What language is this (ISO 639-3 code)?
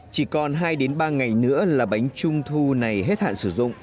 vie